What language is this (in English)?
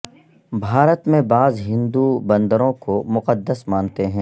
Urdu